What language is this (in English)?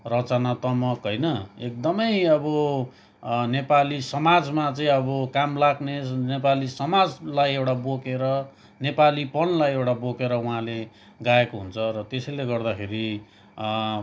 Nepali